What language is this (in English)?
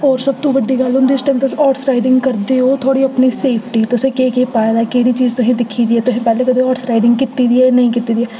Dogri